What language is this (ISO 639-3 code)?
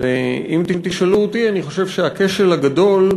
heb